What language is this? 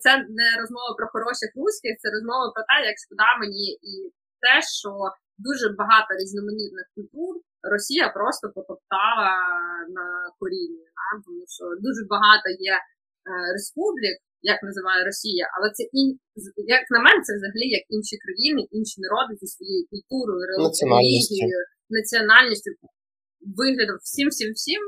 Ukrainian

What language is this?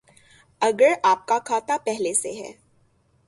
Urdu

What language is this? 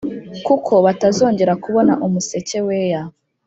Kinyarwanda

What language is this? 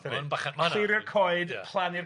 Welsh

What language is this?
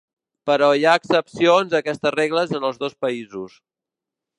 Catalan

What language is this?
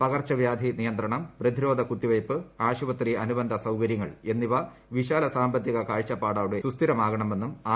Malayalam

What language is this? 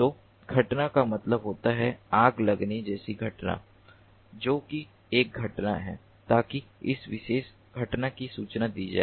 Hindi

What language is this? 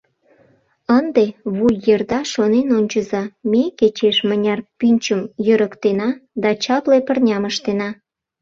Mari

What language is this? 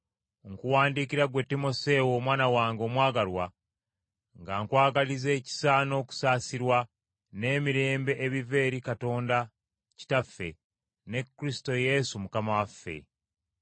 Ganda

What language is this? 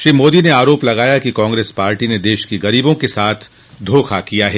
Hindi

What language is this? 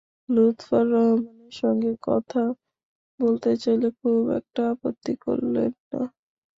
Bangla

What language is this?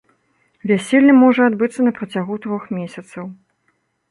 Belarusian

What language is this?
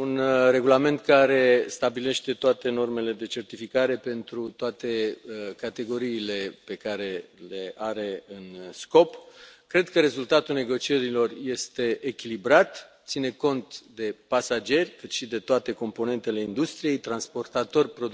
Romanian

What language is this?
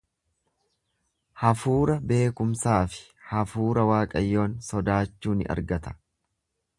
Oromo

